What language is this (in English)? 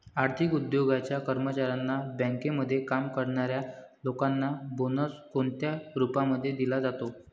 Marathi